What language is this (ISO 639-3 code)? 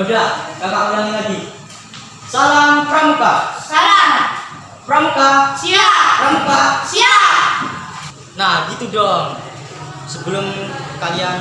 ind